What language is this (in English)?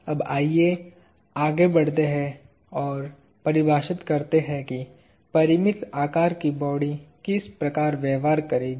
Hindi